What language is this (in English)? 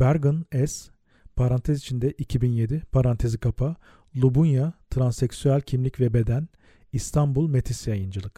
Turkish